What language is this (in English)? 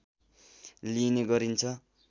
Nepali